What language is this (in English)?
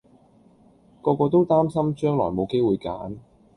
Cantonese